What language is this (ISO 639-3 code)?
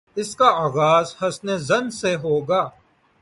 urd